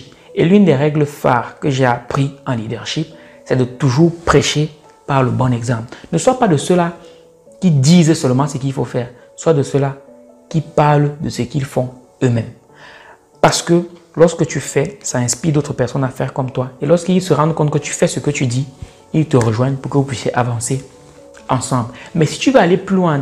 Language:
French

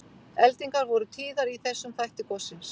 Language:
Icelandic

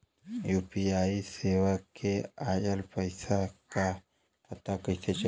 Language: Bhojpuri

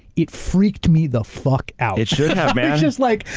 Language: English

